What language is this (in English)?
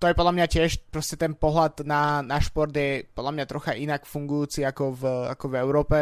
Slovak